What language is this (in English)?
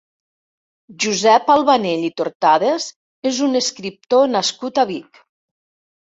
Catalan